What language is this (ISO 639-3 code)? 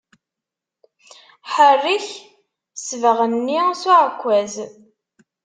kab